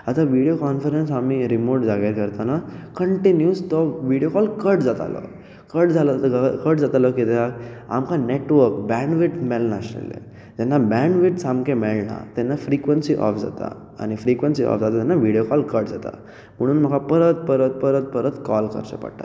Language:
Konkani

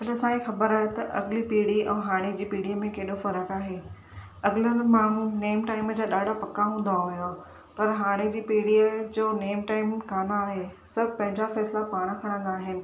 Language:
Sindhi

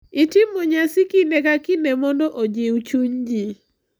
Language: Luo (Kenya and Tanzania)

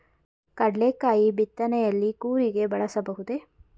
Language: Kannada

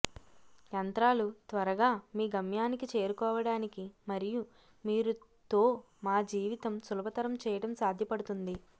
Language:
Telugu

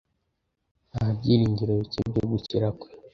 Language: Kinyarwanda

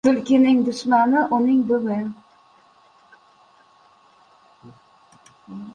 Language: Uzbek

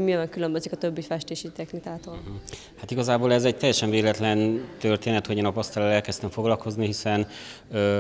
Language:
Hungarian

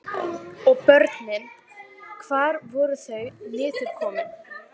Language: Icelandic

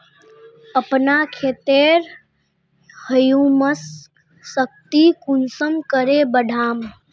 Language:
Magahi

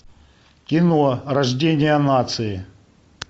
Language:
Russian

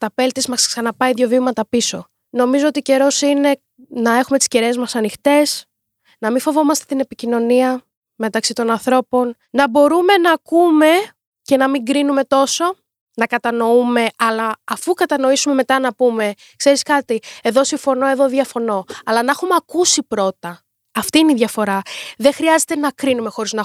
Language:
Greek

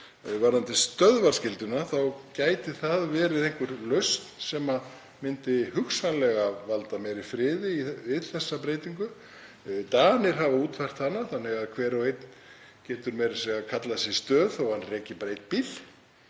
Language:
Icelandic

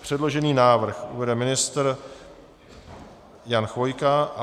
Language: Czech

